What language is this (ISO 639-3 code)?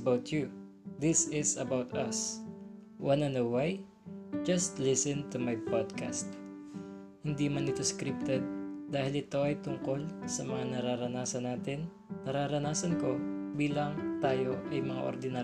fil